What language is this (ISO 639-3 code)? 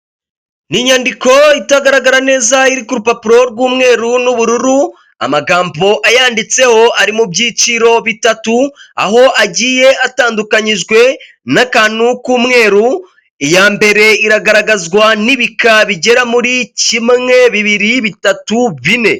kin